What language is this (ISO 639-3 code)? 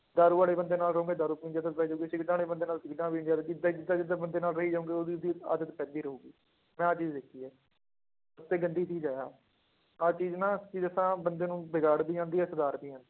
pan